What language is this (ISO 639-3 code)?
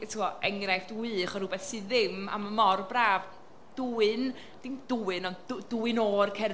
cym